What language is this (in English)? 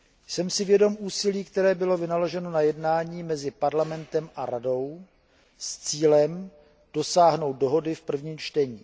Czech